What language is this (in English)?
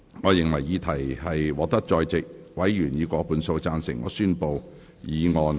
Cantonese